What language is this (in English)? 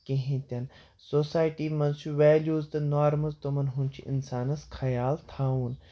Kashmiri